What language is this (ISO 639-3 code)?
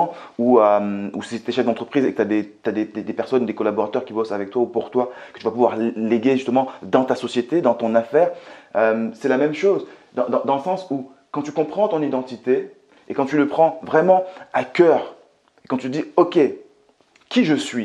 fra